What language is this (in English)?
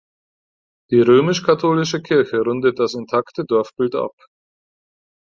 German